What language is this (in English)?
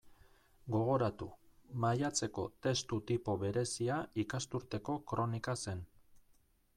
Basque